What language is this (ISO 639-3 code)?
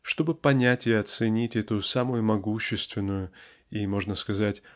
rus